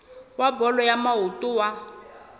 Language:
Southern Sotho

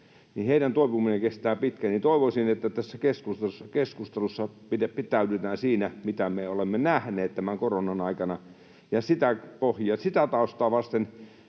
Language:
Finnish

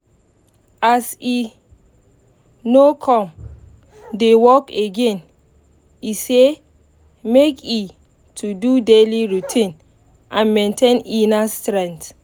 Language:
Nigerian Pidgin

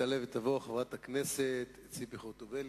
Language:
Hebrew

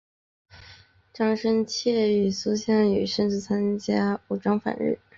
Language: Chinese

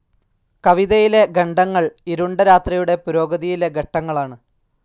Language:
Malayalam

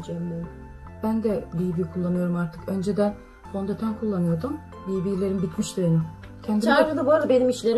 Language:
Turkish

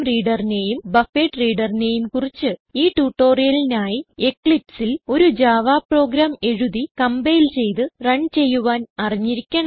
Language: Malayalam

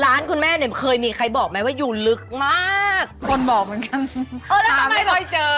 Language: Thai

